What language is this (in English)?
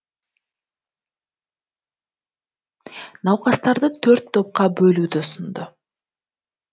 Kazakh